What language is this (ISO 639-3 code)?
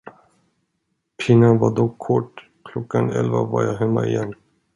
swe